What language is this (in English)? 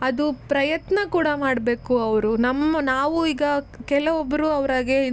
Kannada